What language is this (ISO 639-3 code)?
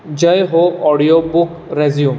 kok